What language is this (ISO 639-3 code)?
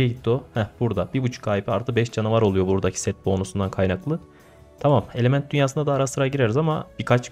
tur